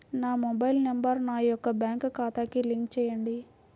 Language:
Telugu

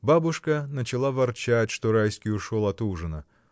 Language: Russian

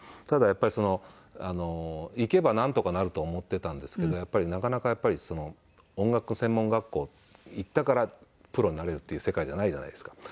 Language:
Japanese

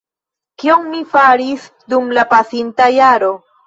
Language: Esperanto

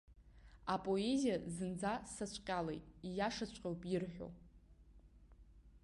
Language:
Abkhazian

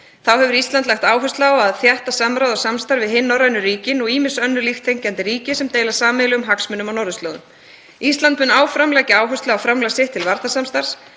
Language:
Icelandic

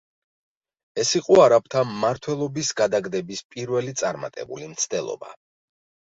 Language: Georgian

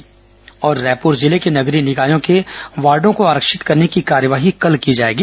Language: Hindi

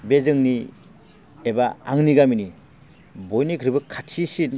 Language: Bodo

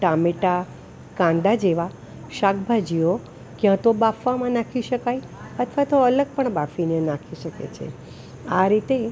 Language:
Gujarati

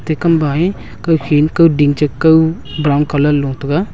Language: Wancho Naga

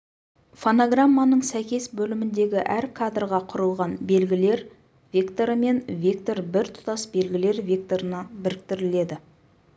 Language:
Kazakh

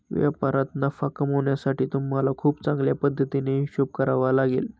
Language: Marathi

